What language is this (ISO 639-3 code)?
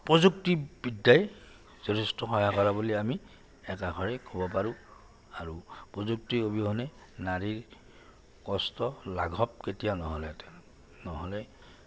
asm